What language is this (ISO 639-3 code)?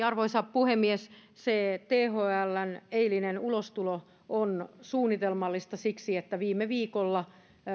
fin